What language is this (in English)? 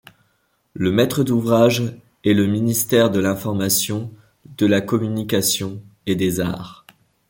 French